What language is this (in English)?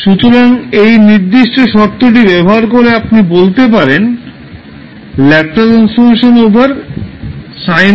Bangla